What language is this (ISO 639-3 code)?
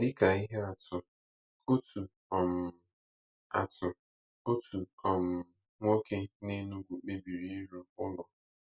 ibo